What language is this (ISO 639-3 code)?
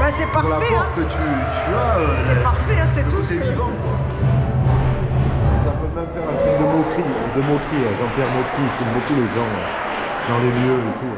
fra